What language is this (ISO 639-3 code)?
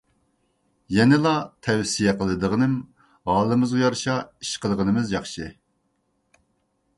uig